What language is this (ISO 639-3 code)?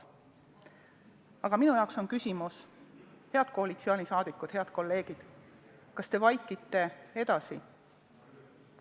est